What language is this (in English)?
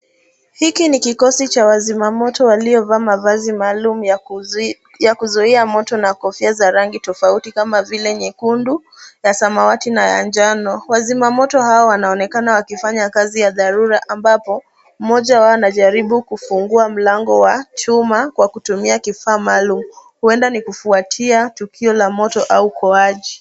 Swahili